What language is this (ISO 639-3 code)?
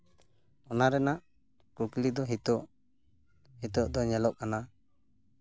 sat